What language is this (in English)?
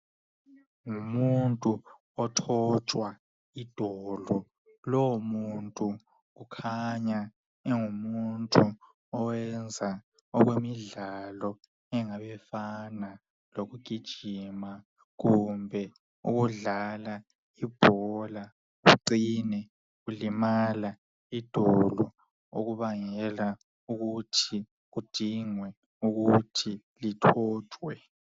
North Ndebele